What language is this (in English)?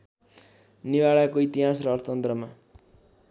Nepali